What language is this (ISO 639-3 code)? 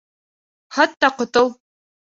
bak